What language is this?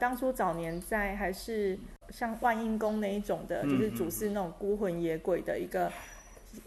Chinese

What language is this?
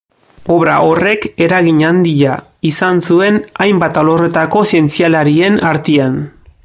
Basque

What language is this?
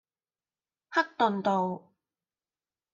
Cantonese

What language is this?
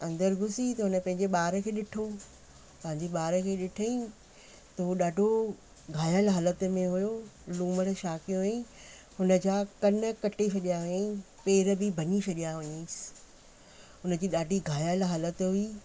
Sindhi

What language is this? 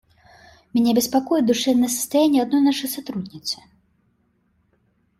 Russian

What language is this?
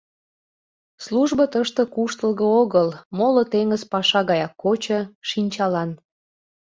Mari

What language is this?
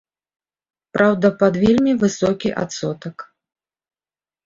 Belarusian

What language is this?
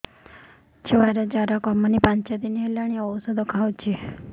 Odia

